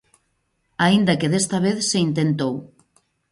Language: Galician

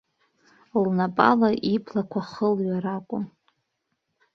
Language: Abkhazian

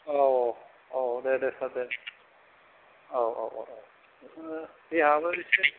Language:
Bodo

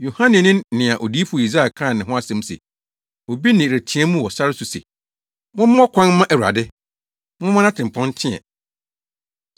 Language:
Akan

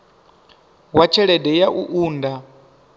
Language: Venda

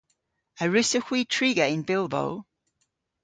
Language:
Cornish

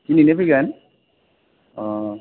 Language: Bodo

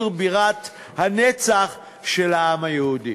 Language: Hebrew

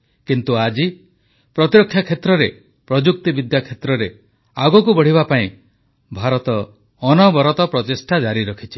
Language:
Odia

